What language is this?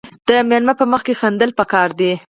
Pashto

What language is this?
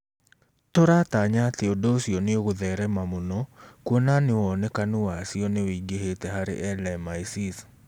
Kikuyu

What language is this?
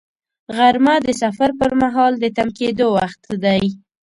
Pashto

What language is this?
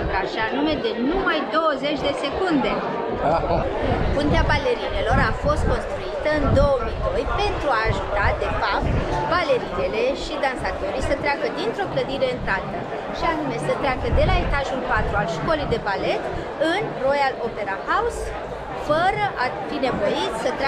Romanian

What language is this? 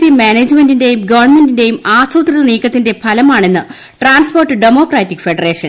Malayalam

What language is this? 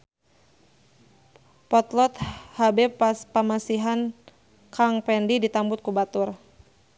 Sundanese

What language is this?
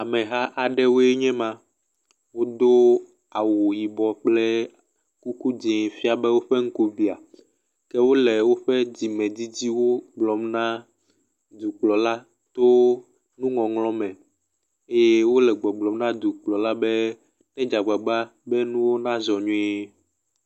Ewe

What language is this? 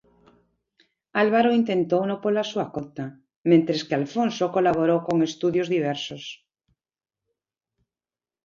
Galician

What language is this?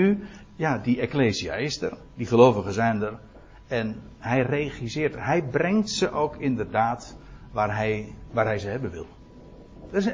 Dutch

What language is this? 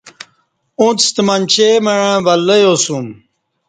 Kati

